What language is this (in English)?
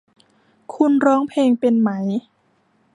Thai